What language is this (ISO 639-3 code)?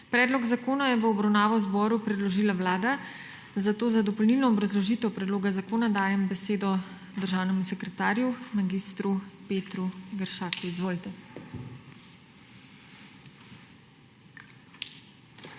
slv